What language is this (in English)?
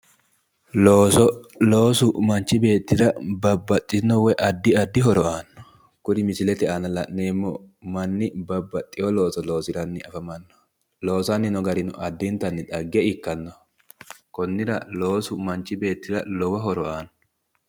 Sidamo